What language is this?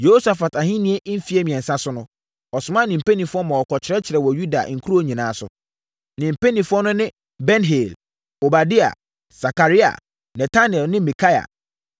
Akan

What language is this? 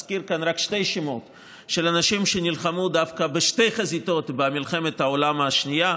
Hebrew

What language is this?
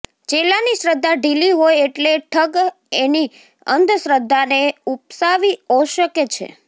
Gujarati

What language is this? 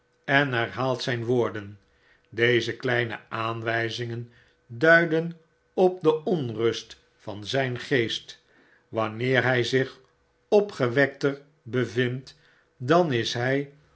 Dutch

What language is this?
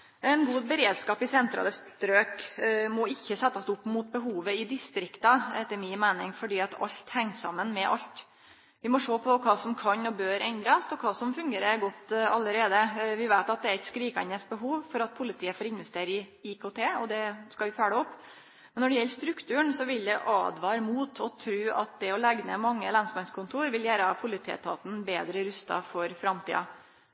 Norwegian Nynorsk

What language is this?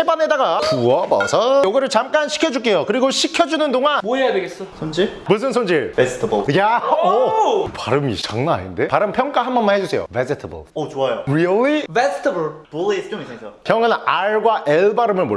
Korean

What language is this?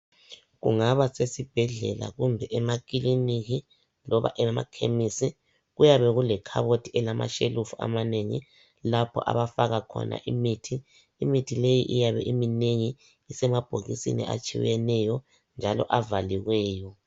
North Ndebele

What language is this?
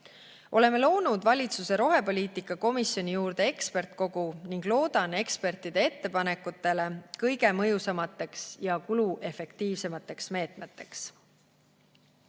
Estonian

